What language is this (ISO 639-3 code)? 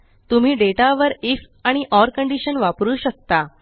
mar